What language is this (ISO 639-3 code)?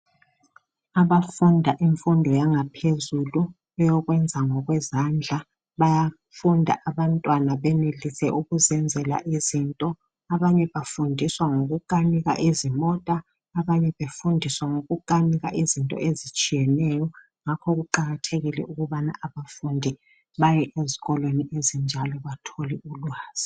nde